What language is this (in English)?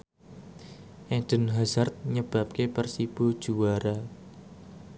Javanese